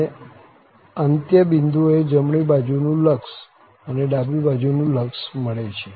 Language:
Gujarati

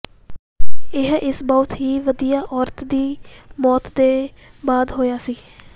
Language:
Punjabi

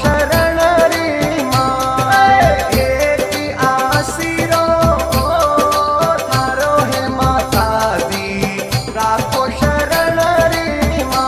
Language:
Hindi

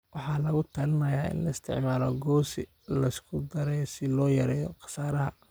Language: Somali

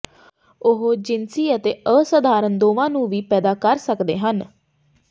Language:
Punjabi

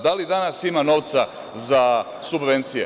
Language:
Serbian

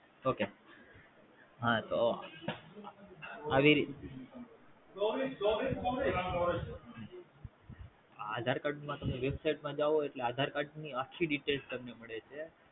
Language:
Gujarati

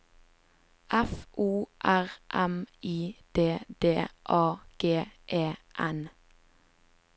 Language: Norwegian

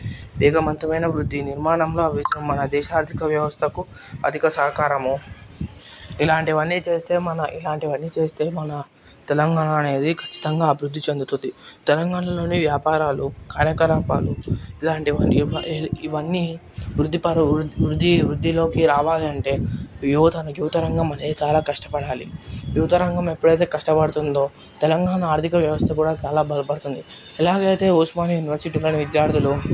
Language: Telugu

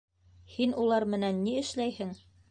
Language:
Bashkir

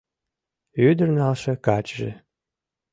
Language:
Mari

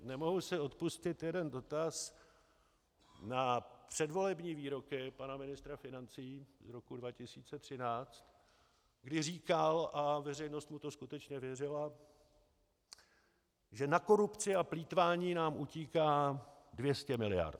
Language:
Czech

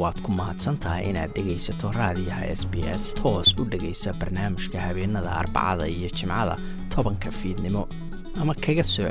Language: Urdu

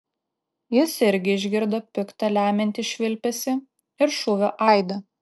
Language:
Lithuanian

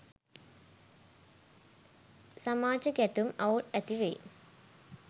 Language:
Sinhala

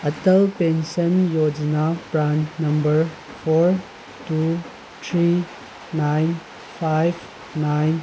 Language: Manipuri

